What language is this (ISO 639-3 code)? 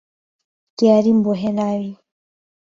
ckb